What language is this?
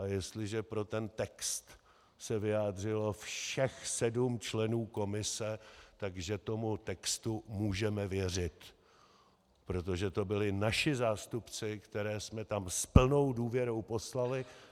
Czech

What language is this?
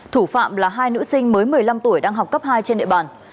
Vietnamese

